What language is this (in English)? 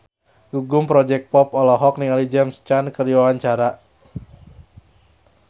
Sundanese